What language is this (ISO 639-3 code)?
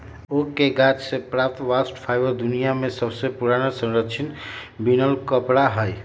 mag